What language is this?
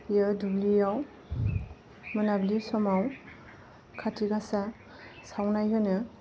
Bodo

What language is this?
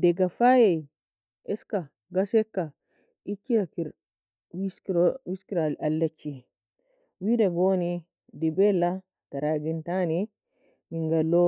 Nobiin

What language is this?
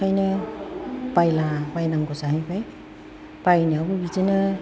Bodo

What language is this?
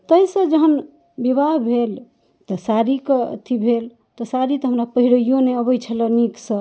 Maithili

